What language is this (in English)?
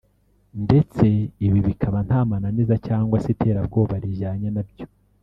Kinyarwanda